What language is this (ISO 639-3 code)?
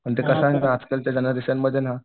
mar